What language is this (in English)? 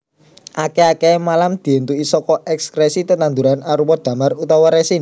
Javanese